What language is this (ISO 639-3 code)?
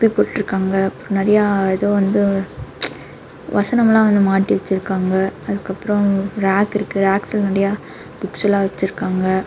tam